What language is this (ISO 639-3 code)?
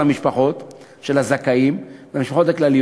heb